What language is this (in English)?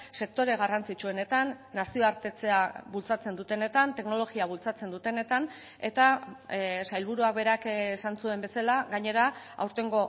Basque